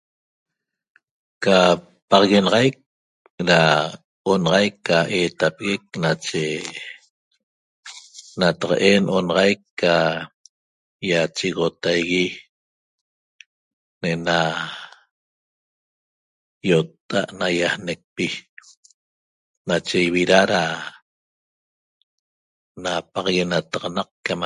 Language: Toba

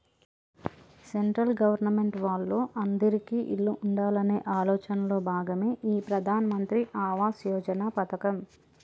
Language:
Telugu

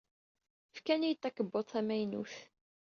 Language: Kabyle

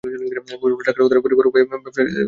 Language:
Bangla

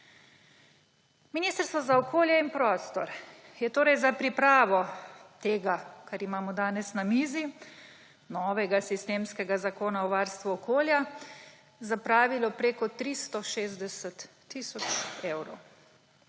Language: Slovenian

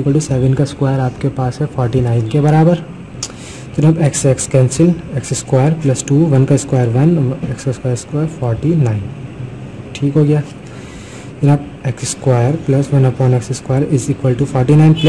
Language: Hindi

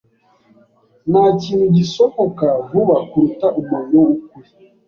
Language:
Kinyarwanda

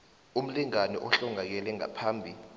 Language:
South Ndebele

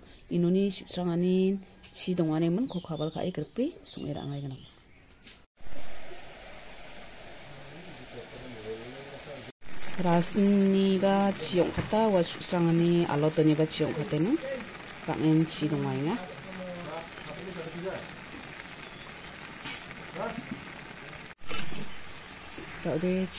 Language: Arabic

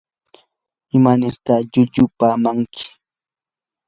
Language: Yanahuanca Pasco Quechua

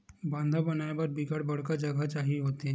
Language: Chhattisgarhi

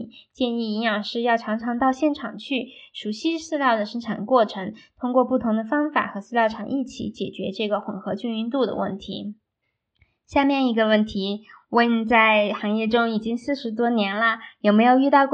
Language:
Chinese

